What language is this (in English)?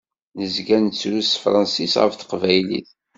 Kabyle